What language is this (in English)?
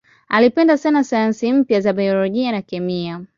Swahili